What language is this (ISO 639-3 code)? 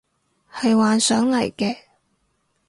yue